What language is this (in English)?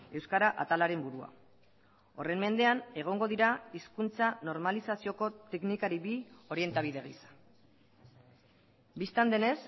Basque